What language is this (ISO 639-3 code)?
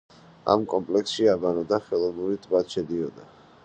kat